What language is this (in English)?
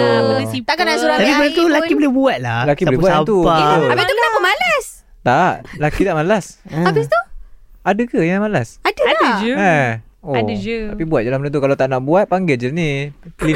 Malay